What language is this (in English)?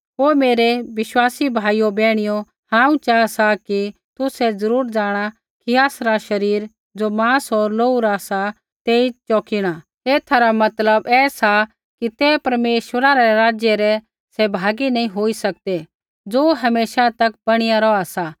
Kullu Pahari